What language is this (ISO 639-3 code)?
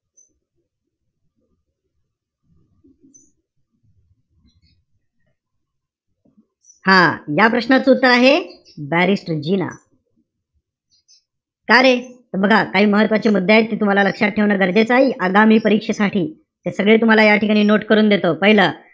mar